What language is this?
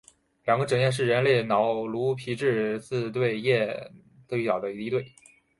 Chinese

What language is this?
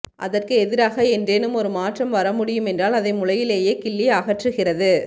Tamil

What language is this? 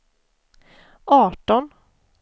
Swedish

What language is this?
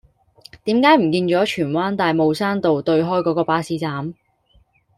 Cantonese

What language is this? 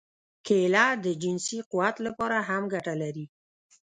Pashto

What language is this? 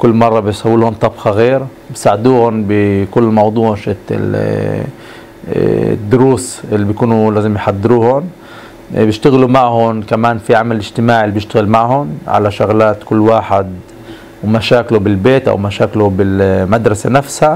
Arabic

